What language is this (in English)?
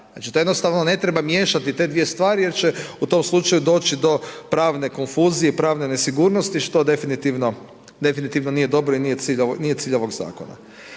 Croatian